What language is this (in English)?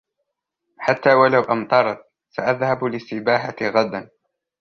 Arabic